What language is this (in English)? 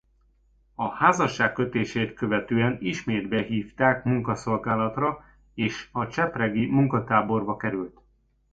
Hungarian